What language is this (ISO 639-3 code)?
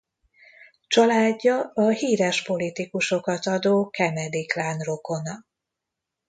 hun